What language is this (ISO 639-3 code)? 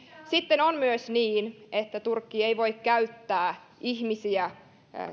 fin